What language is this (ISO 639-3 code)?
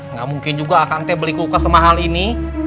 ind